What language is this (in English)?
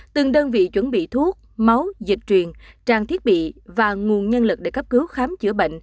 Vietnamese